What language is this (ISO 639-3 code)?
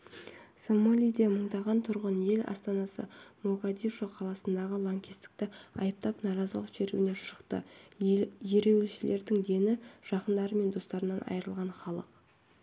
kaz